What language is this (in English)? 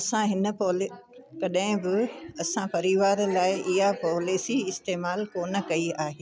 Sindhi